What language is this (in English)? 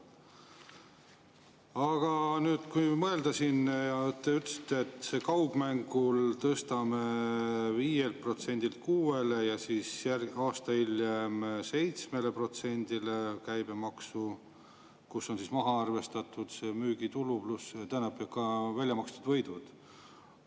Estonian